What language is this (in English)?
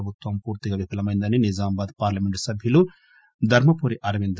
Telugu